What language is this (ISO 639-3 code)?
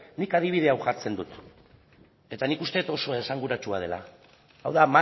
eus